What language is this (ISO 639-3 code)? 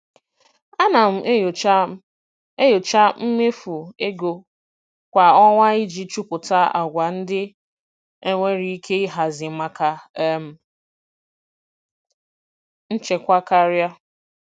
ibo